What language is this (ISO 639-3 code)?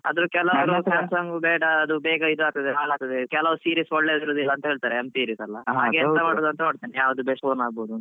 kan